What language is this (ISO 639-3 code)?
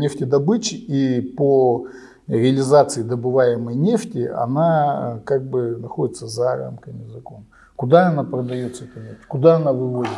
rus